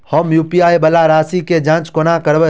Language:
Maithili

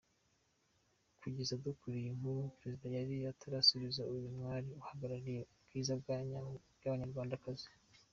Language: Kinyarwanda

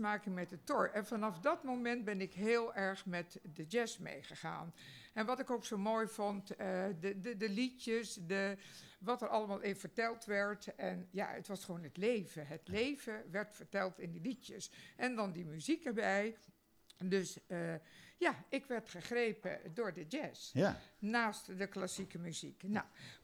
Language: Dutch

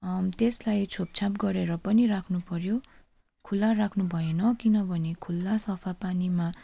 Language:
Nepali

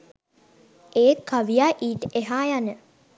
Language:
Sinhala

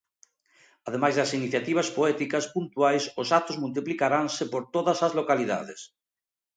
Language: Galician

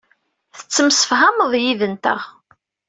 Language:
Kabyle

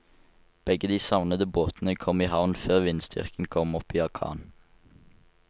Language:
Norwegian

